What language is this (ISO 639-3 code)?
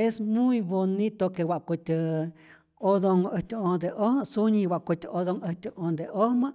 zor